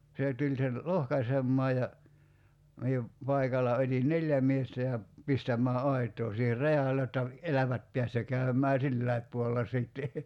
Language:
Finnish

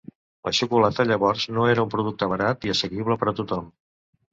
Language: Catalan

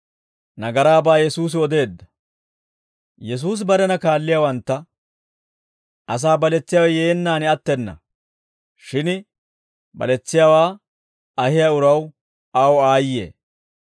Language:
Dawro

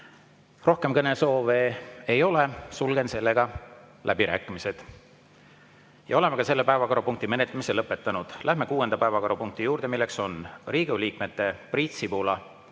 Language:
Estonian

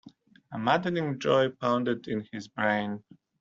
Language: English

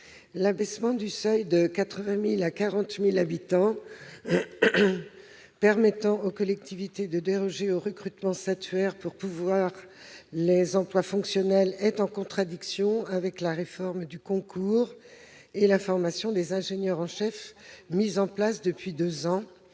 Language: French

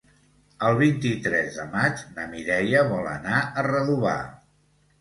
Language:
Catalan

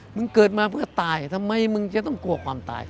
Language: Thai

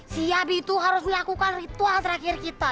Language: Indonesian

